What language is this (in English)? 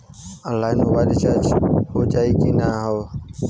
Bhojpuri